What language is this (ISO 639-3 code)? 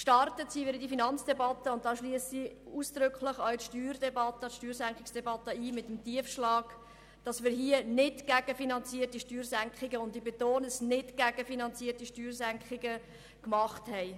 gsw